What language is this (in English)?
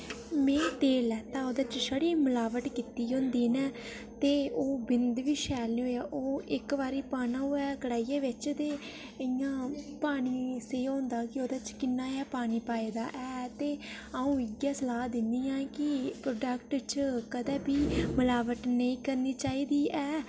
Dogri